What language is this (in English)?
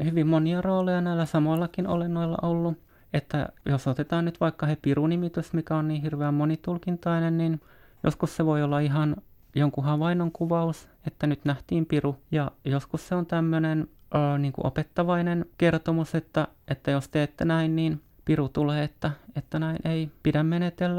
Finnish